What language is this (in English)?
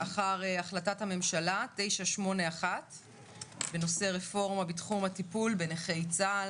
Hebrew